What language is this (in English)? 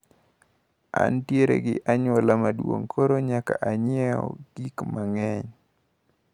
Luo (Kenya and Tanzania)